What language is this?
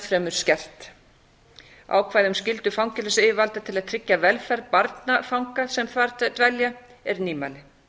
Icelandic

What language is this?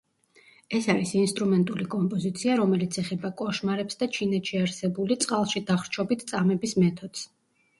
Georgian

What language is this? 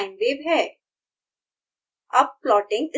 Hindi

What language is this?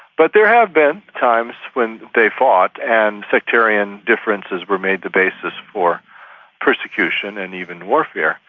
English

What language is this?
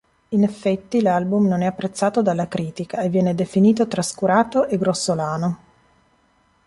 Italian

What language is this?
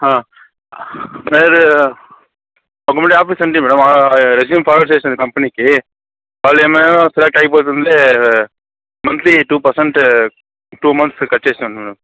Telugu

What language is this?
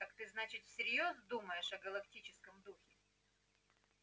Russian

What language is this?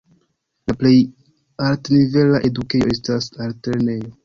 Esperanto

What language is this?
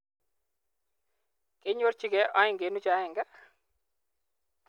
Kalenjin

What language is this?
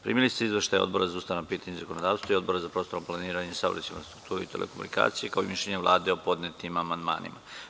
Serbian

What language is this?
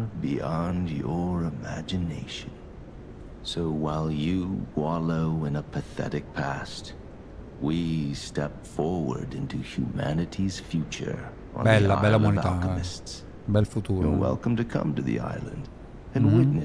Italian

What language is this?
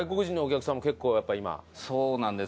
Japanese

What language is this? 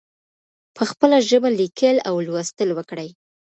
Pashto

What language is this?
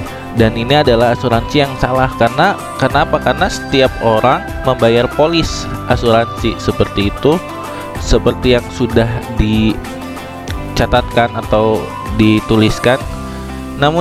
Indonesian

